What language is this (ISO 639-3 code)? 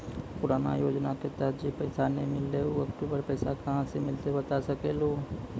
mai